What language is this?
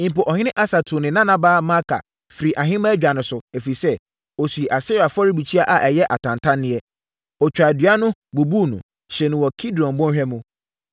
Akan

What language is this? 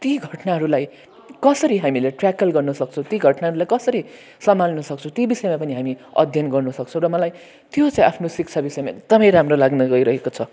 Nepali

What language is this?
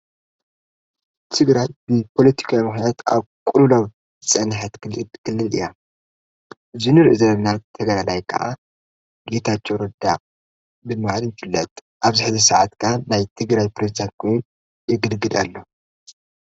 Tigrinya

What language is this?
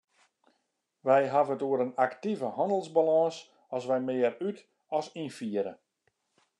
Western Frisian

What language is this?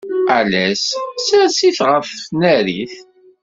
Kabyle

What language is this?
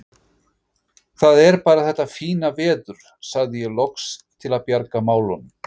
Icelandic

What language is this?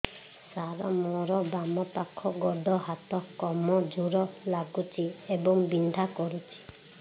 Odia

